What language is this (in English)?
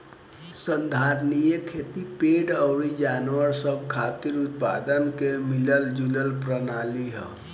Bhojpuri